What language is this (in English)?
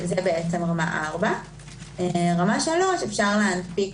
Hebrew